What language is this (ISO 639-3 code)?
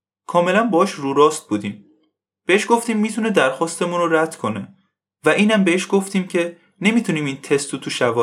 fas